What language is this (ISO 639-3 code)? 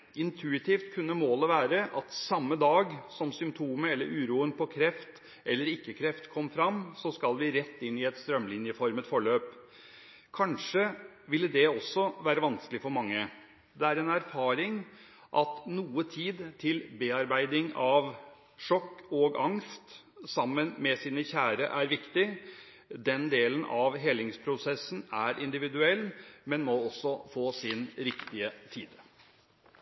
nob